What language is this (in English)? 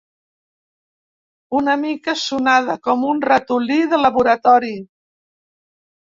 Catalan